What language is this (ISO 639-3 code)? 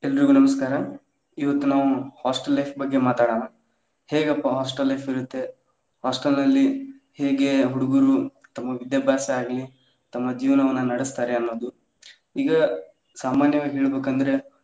kan